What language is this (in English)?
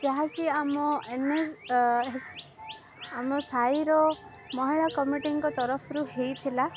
Odia